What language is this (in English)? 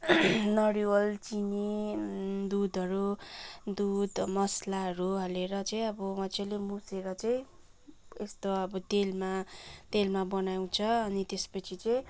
Nepali